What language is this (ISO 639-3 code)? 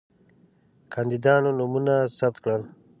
pus